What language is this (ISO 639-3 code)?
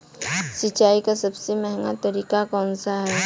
hin